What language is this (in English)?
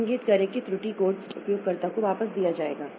Hindi